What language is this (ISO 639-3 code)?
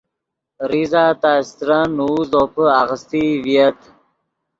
ydg